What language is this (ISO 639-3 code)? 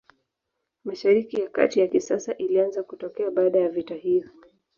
swa